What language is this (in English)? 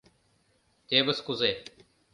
Mari